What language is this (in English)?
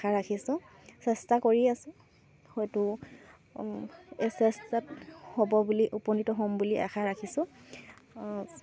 Assamese